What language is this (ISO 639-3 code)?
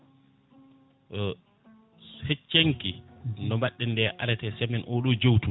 ful